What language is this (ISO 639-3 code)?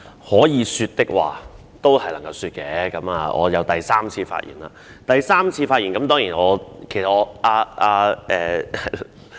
yue